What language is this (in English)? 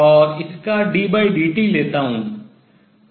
Hindi